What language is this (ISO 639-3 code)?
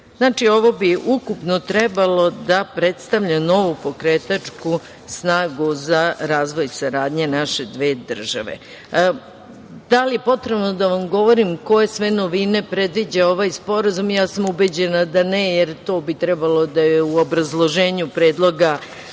srp